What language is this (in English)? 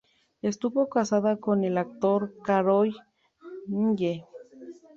Spanish